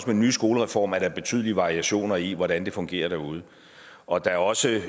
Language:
Danish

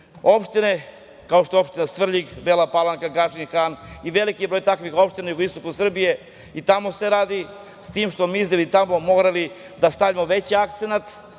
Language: Serbian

